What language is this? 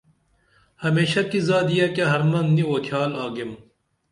Dameli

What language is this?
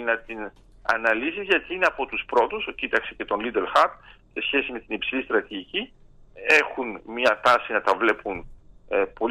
Greek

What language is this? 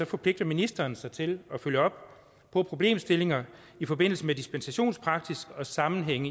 Danish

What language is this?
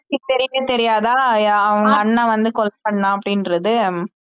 Tamil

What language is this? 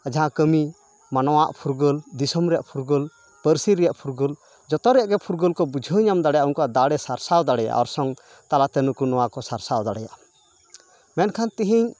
Santali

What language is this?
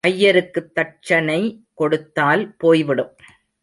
Tamil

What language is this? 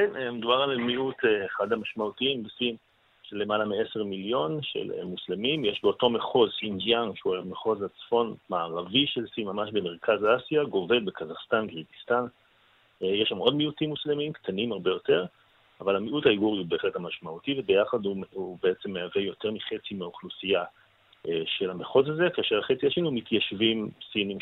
Hebrew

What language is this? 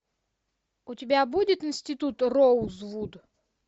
Russian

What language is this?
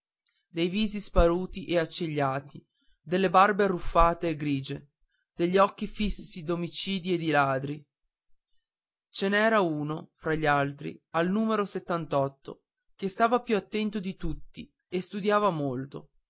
Italian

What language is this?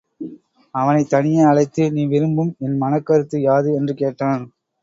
Tamil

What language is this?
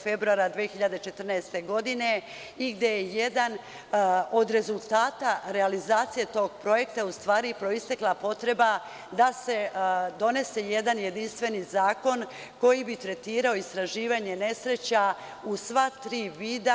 Serbian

